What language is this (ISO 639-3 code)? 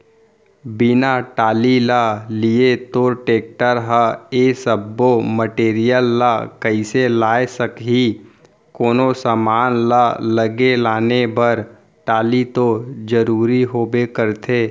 hne